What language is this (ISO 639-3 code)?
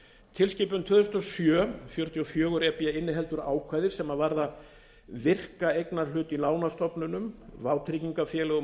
isl